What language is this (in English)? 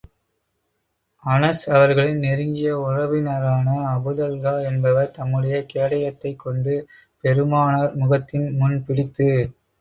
Tamil